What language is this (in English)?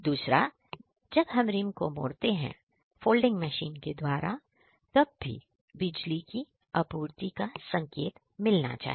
Hindi